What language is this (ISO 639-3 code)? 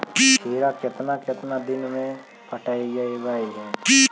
mag